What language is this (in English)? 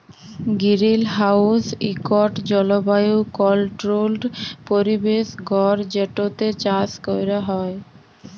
Bangla